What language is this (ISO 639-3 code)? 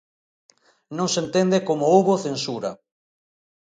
glg